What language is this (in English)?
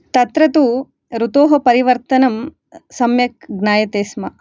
Sanskrit